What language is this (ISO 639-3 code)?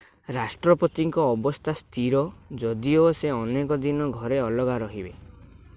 ori